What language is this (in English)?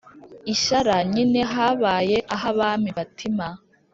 Kinyarwanda